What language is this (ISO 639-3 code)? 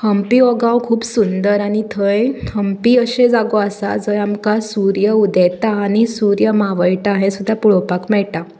kok